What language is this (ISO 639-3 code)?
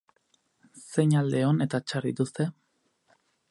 eus